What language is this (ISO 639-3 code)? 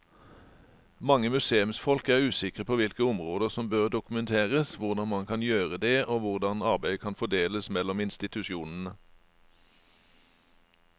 nor